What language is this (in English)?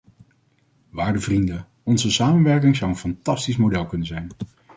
Dutch